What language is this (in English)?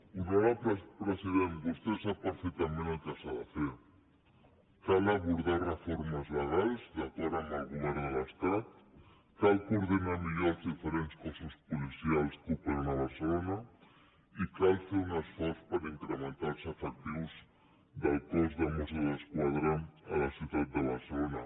Catalan